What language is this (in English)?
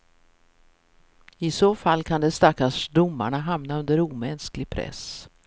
Swedish